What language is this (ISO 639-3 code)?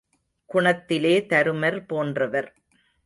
tam